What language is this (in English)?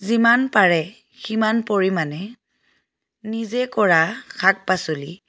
Assamese